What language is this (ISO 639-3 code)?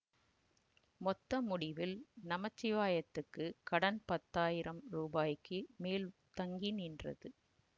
tam